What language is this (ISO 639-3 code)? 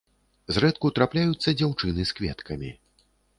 bel